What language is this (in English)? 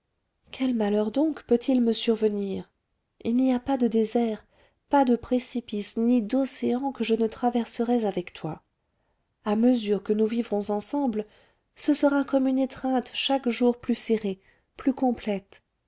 French